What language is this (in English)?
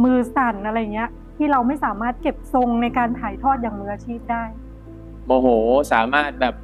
Thai